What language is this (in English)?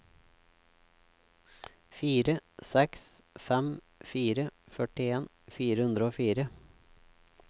Norwegian